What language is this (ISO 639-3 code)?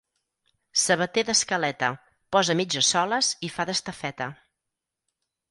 cat